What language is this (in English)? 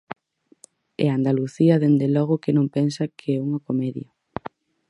Galician